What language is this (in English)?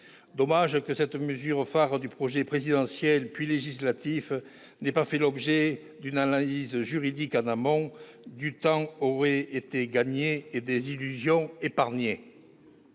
French